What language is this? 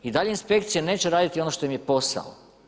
Croatian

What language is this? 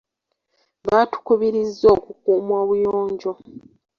Ganda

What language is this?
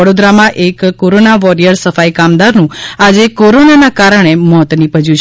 Gujarati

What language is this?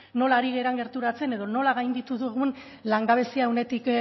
Basque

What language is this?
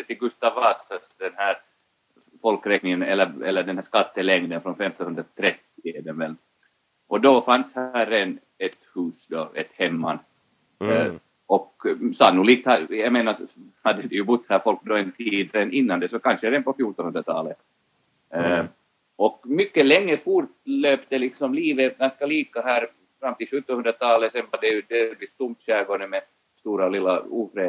Swedish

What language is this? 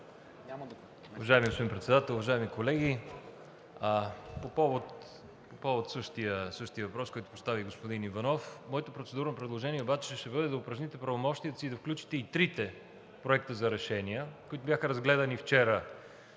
Bulgarian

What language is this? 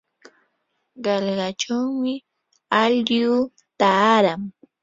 Yanahuanca Pasco Quechua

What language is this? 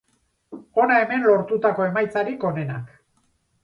Basque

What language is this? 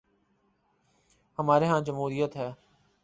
Urdu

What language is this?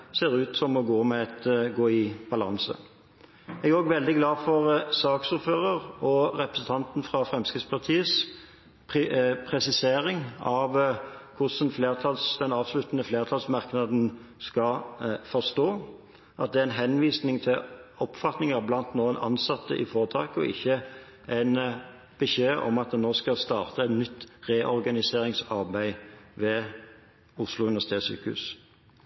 Norwegian Bokmål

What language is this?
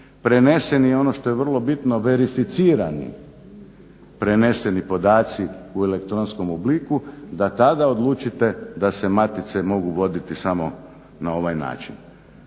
Croatian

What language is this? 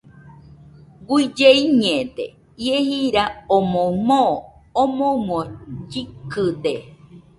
Nüpode Huitoto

